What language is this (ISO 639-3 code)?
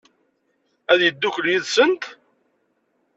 kab